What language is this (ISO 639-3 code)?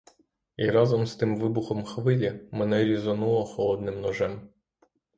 ukr